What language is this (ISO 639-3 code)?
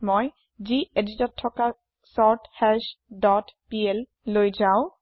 asm